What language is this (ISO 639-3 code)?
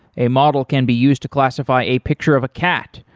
eng